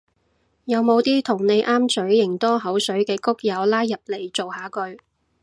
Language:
Cantonese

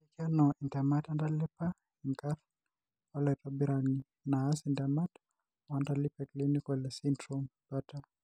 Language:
Masai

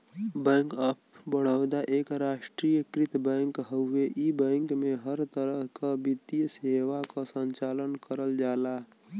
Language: Bhojpuri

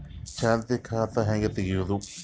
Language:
Kannada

